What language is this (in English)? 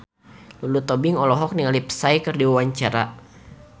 Sundanese